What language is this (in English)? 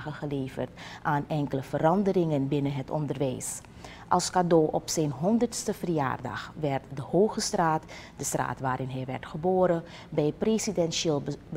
Dutch